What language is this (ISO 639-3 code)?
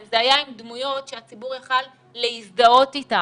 heb